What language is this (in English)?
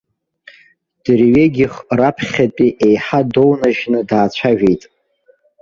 Abkhazian